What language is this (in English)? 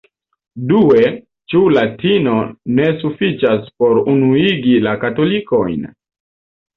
Esperanto